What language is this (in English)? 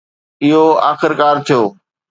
Sindhi